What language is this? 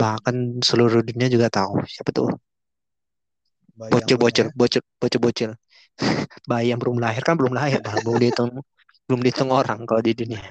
Indonesian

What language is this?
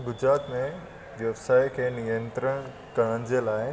Sindhi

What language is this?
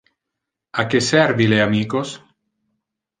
Interlingua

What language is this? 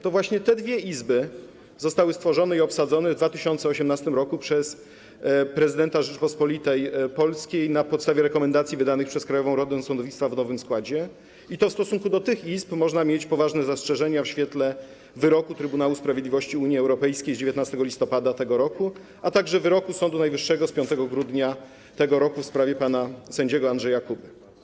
Polish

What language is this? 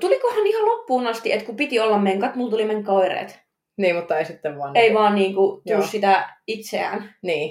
Finnish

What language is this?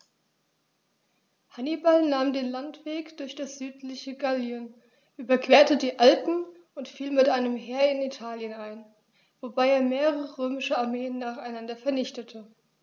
German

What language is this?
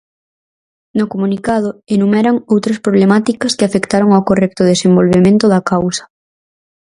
Galician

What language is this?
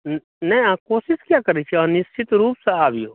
Maithili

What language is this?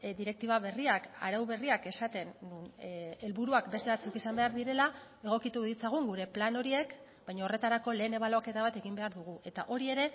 Basque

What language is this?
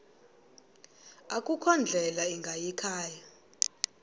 Xhosa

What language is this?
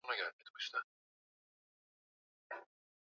Swahili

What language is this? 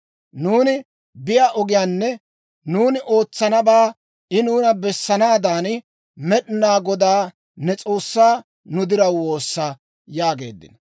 Dawro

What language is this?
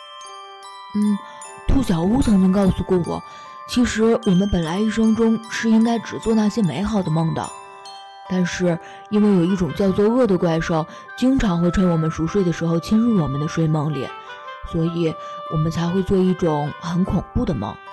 Chinese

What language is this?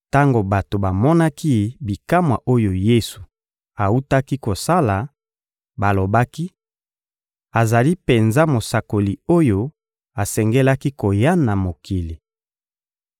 Lingala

